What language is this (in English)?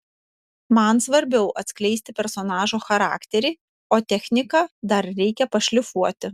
Lithuanian